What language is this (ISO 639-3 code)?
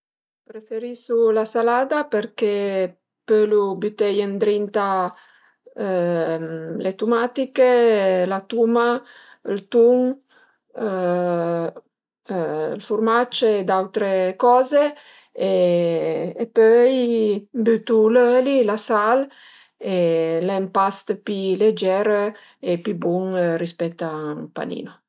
pms